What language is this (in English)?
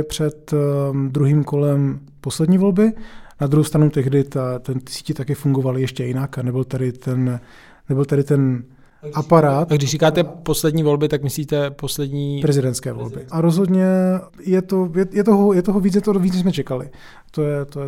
Czech